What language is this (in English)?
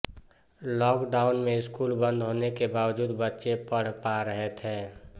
Hindi